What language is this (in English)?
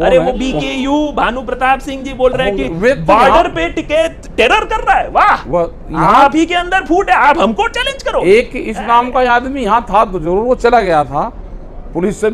Hindi